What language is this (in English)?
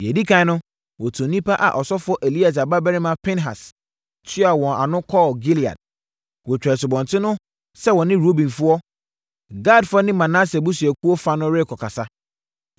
Akan